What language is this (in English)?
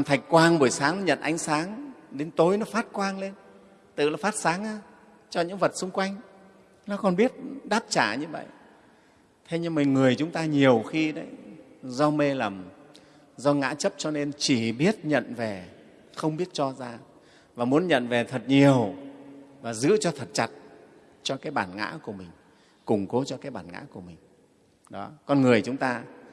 Vietnamese